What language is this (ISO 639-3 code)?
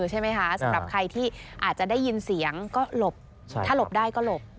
tha